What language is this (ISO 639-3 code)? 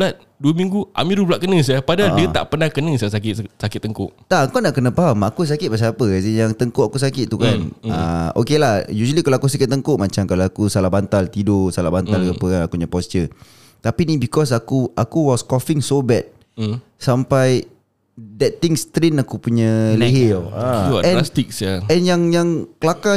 msa